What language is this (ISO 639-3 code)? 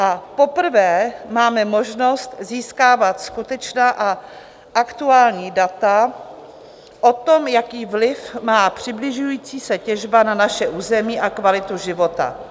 ces